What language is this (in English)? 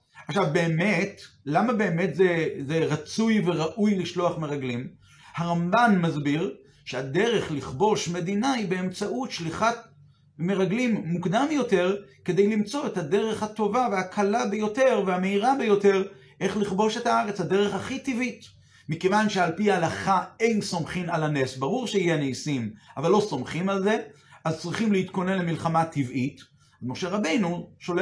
Hebrew